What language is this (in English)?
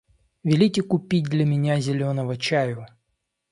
Russian